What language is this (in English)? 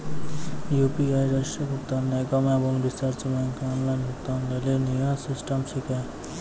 Maithili